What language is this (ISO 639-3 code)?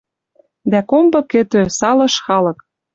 mrj